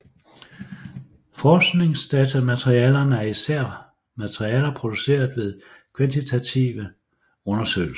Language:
Danish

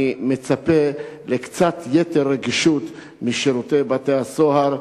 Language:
Hebrew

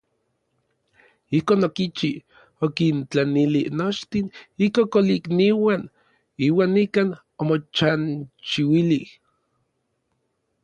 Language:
Orizaba Nahuatl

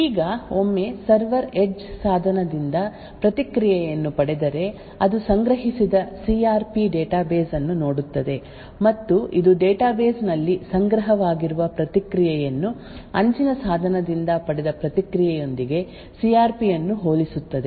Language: Kannada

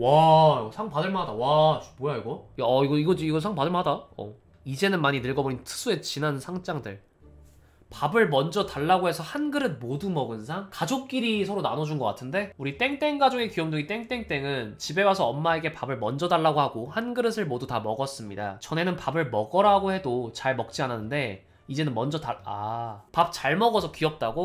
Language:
Korean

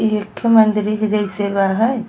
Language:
Bhojpuri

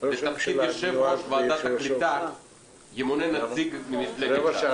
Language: Hebrew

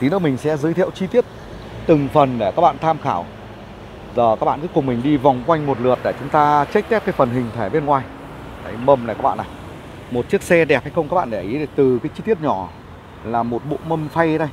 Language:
Vietnamese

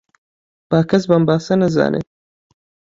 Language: Central Kurdish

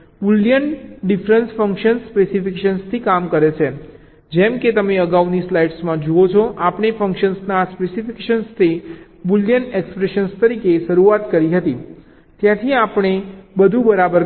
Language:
Gujarati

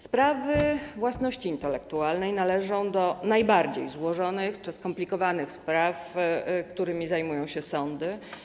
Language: Polish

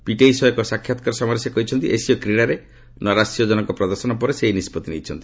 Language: Odia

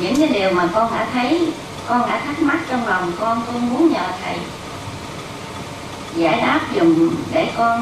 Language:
Vietnamese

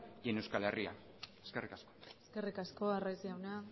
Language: Basque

